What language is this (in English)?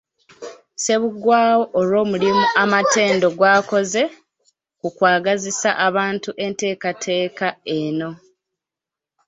Ganda